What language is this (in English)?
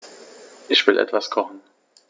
German